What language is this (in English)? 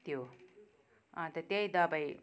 Nepali